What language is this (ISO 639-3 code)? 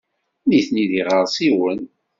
kab